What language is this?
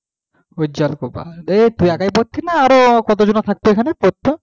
Bangla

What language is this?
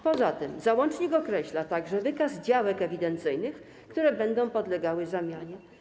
Polish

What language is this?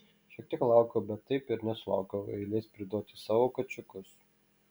Lithuanian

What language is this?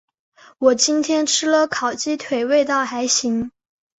Chinese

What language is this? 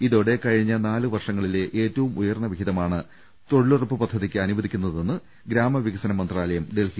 Malayalam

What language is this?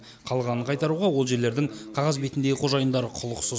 Kazakh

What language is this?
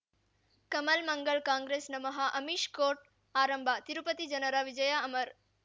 Kannada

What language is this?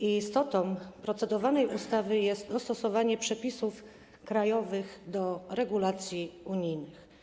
Polish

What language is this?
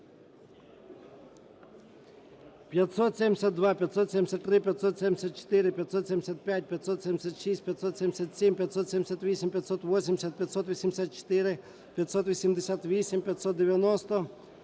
Ukrainian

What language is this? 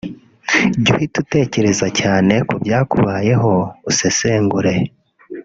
Kinyarwanda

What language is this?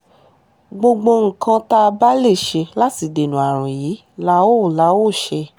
Yoruba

